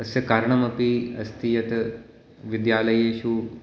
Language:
Sanskrit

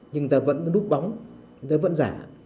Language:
Vietnamese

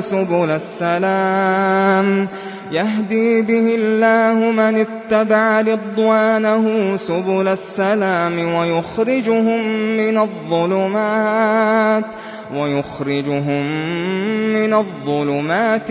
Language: Arabic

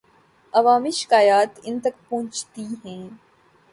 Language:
Urdu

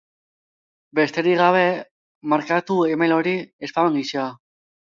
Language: Basque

